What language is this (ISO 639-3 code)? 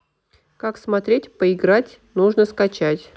rus